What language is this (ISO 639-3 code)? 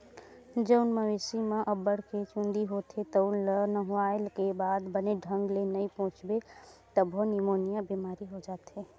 hne